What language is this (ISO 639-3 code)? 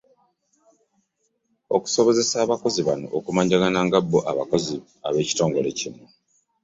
lug